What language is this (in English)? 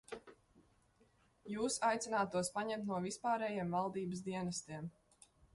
Latvian